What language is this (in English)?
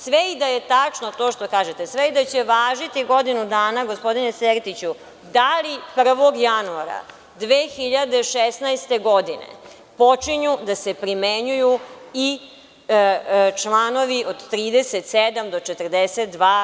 Serbian